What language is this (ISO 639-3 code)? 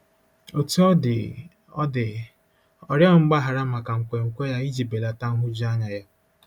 ibo